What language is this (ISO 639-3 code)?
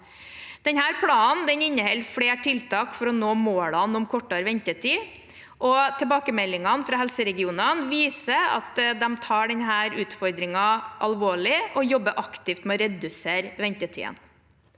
nor